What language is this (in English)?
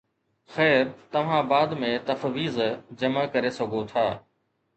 Sindhi